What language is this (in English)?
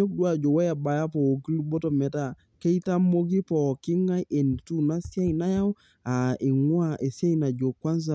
Masai